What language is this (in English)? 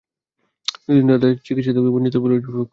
Bangla